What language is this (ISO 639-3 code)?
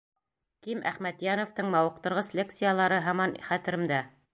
bak